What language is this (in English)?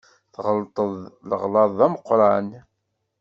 Kabyle